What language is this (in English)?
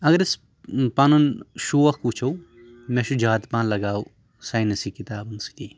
Kashmiri